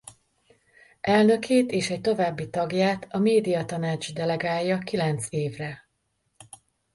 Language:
Hungarian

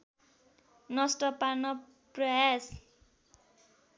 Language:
Nepali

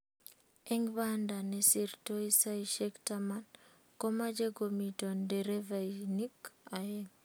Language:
Kalenjin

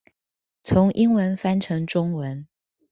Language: Chinese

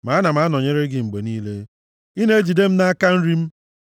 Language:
Igbo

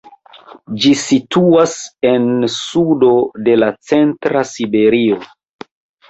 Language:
Esperanto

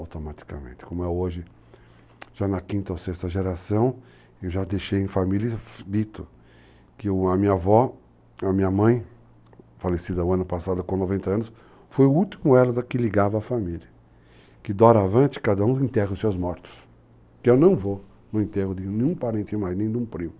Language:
Portuguese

